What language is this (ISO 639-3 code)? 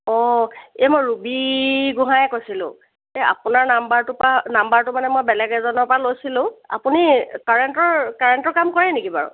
asm